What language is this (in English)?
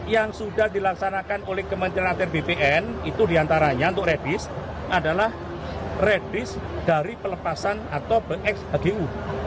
Indonesian